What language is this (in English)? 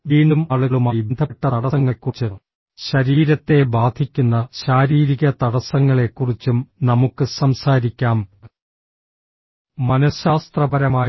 Malayalam